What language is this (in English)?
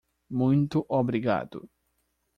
Portuguese